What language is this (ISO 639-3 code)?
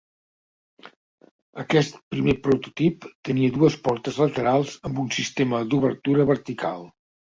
cat